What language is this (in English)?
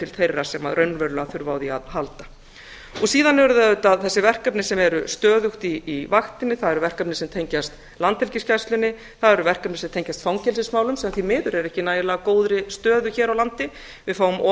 Icelandic